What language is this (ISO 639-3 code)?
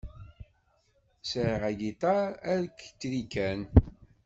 kab